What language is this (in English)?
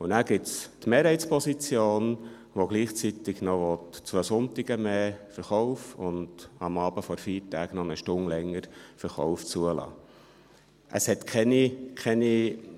Swiss German